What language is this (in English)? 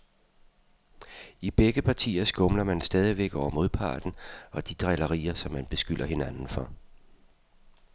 Danish